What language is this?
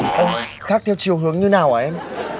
Vietnamese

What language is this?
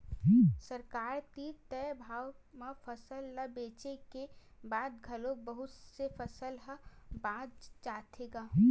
Chhattisgarhi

